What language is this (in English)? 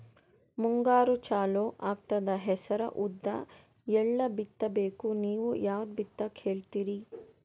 Kannada